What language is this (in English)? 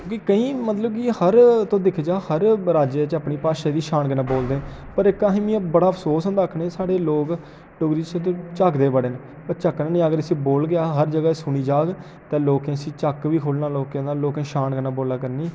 Dogri